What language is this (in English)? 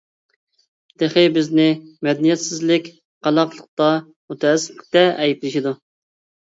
Uyghur